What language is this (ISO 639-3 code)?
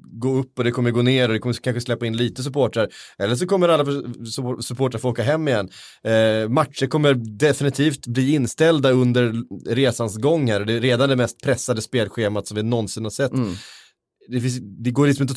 swe